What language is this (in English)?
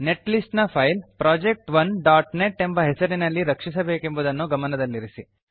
Kannada